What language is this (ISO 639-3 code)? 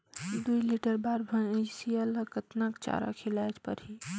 hne